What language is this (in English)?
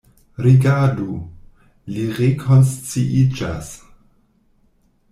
Esperanto